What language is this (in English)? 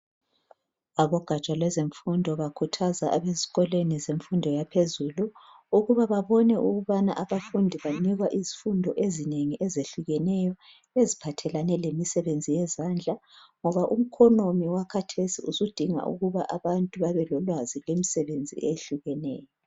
North Ndebele